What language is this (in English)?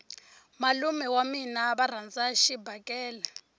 Tsonga